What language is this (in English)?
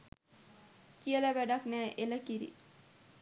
Sinhala